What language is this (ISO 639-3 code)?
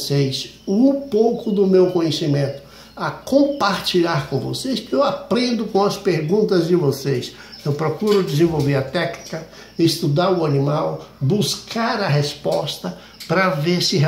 por